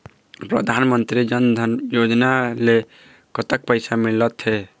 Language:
Chhattisgarhi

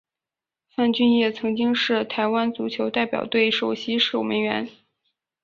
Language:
Chinese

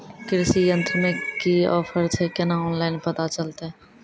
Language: Maithili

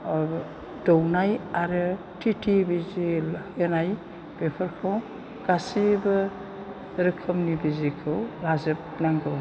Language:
Bodo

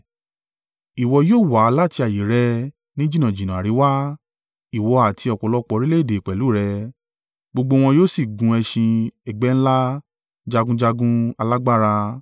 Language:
Yoruba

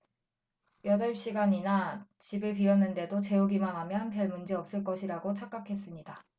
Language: Korean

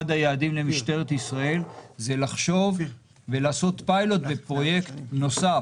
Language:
Hebrew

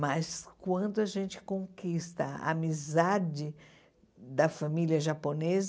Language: Portuguese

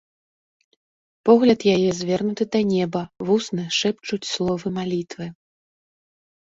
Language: Belarusian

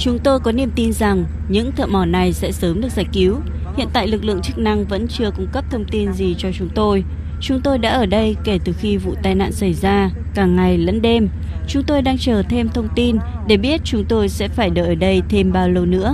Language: Vietnamese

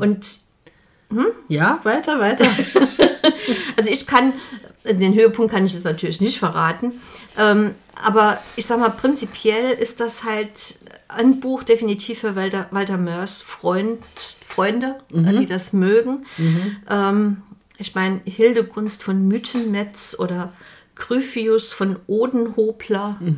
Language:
German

